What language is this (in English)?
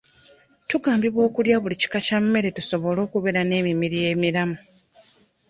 Ganda